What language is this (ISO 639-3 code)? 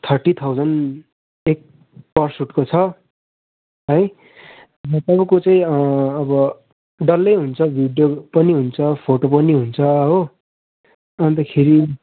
nep